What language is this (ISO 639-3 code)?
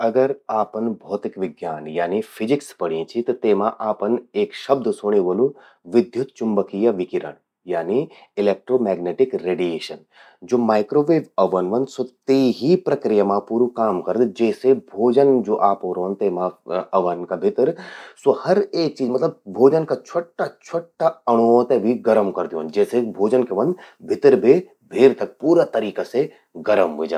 gbm